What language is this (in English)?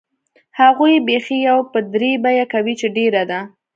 Pashto